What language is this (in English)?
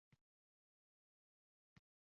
Uzbek